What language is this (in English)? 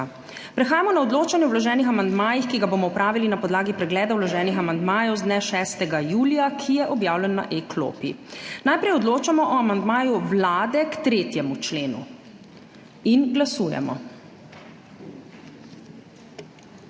Slovenian